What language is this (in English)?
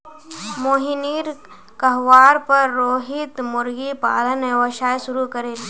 Magahi